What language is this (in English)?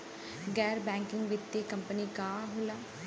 Bhojpuri